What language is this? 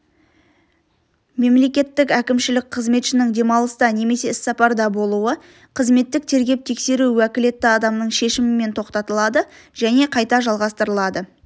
Kazakh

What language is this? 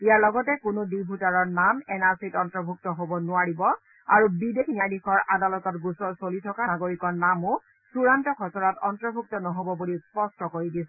Assamese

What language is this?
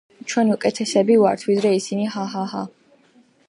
Georgian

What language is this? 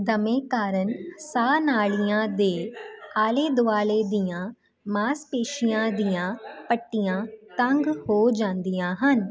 Punjabi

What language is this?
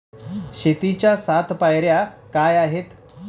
Marathi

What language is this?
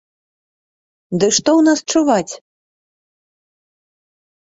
Belarusian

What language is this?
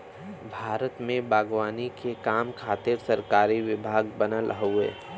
Bhojpuri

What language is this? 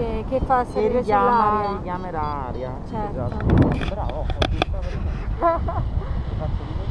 Italian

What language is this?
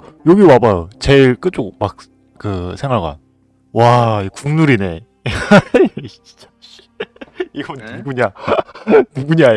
Korean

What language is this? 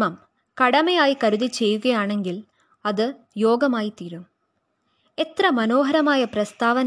Malayalam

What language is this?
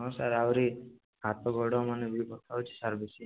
Odia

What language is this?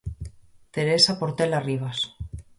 Galician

